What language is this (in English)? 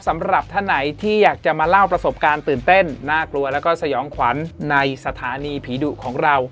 Thai